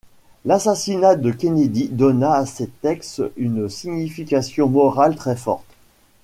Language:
French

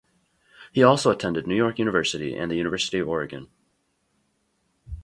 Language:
English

